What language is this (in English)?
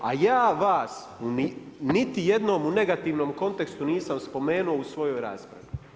Croatian